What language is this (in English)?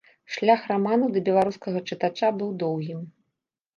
Belarusian